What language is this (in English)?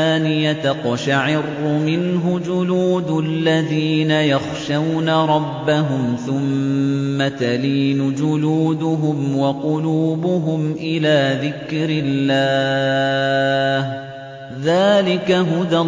Arabic